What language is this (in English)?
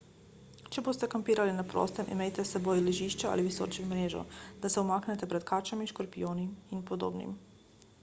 Slovenian